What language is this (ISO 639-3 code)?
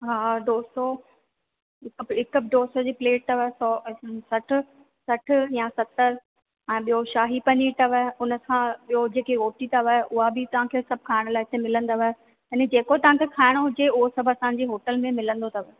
snd